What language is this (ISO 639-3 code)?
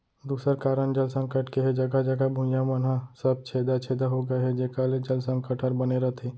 hne